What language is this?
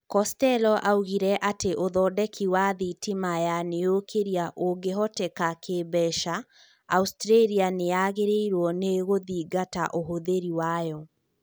Kikuyu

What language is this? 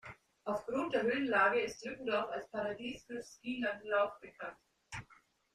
German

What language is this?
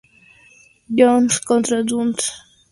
Spanish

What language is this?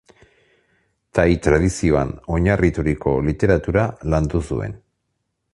Basque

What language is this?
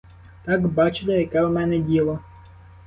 Ukrainian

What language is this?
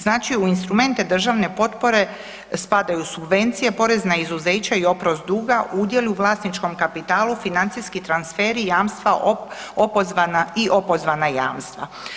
Croatian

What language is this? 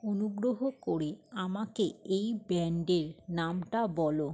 Bangla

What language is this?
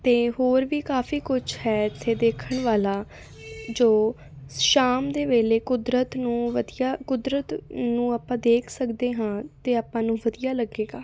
Punjabi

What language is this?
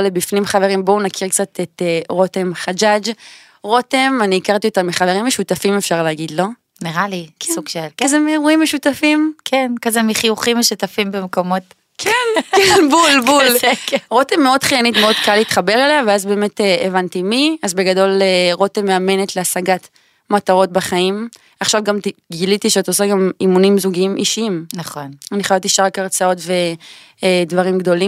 Hebrew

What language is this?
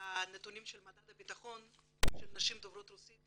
Hebrew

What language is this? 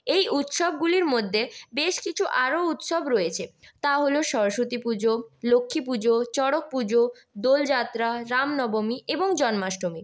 Bangla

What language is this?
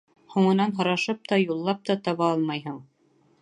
Bashkir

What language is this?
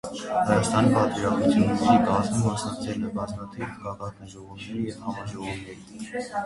Armenian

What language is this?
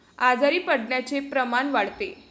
Marathi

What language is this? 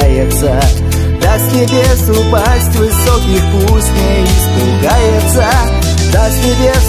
Russian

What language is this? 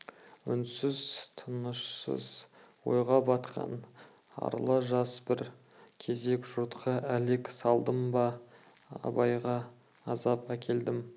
Kazakh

